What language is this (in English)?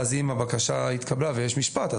Hebrew